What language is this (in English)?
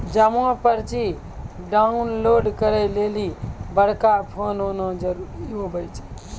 Maithili